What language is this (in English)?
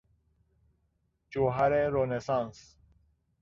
Persian